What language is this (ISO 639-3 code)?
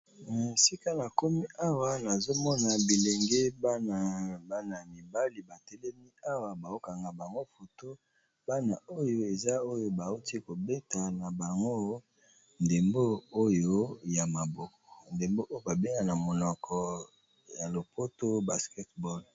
lin